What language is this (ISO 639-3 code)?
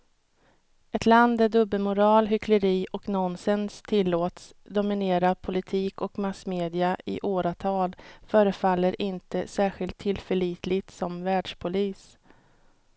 swe